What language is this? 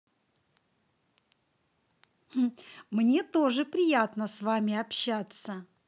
Russian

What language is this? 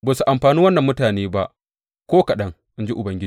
Hausa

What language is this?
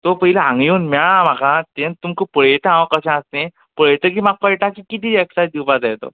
Konkani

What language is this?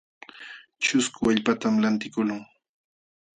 Jauja Wanca Quechua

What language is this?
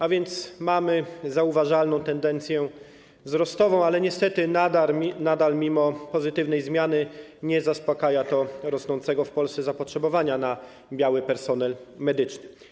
Polish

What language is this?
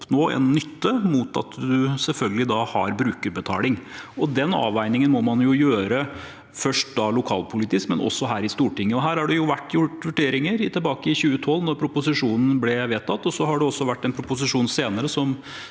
Norwegian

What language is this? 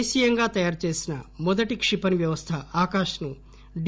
Telugu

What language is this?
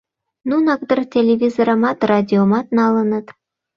Mari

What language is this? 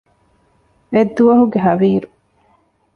Divehi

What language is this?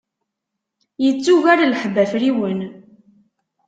Kabyle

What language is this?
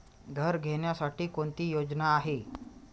Marathi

